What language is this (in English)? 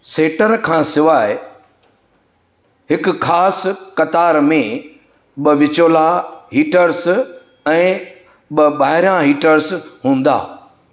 Sindhi